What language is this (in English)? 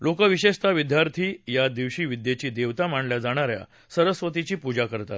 Marathi